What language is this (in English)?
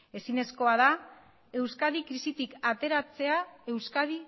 Basque